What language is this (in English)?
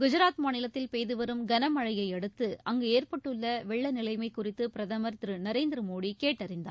Tamil